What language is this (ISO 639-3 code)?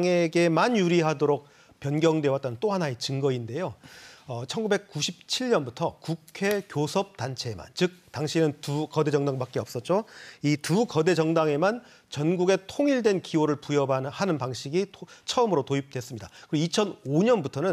kor